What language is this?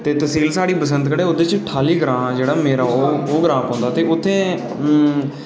Dogri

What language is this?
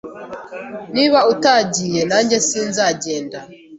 Kinyarwanda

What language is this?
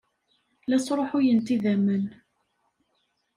Kabyle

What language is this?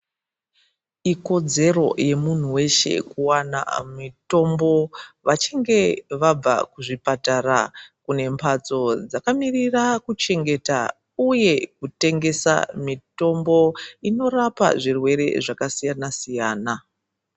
Ndau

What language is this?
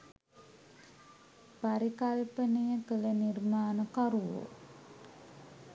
Sinhala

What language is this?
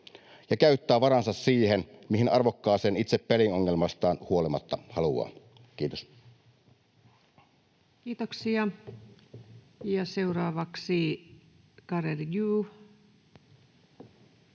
Finnish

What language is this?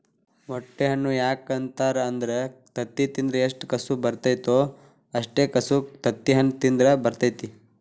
Kannada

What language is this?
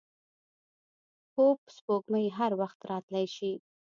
Pashto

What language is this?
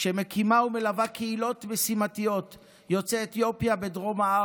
Hebrew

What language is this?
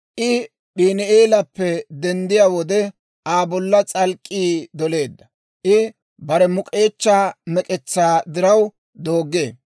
Dawro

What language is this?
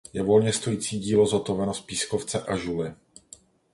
Czech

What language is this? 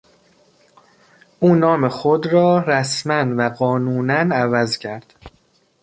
Persian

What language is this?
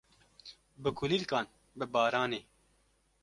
Kurdish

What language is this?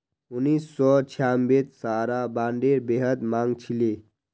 Magahi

